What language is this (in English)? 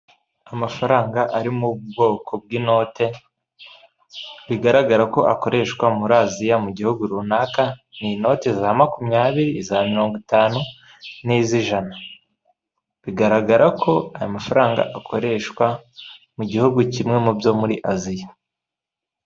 Kinyarwanda